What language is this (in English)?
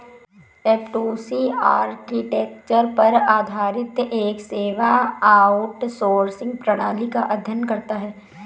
Hindi